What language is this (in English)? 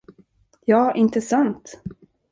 Swedish